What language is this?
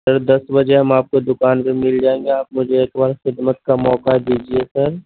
Urdu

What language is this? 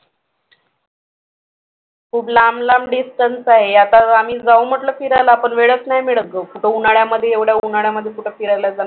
Marathi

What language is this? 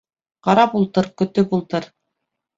Bashkir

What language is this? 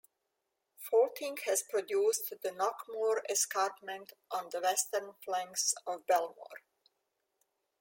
English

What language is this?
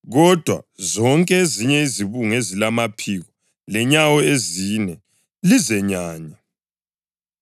North Ndebele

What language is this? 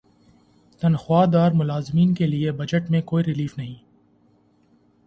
Urdu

